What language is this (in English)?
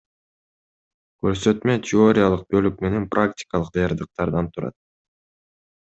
Kyrgyz